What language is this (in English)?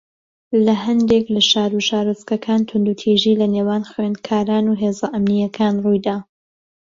Central Kurdish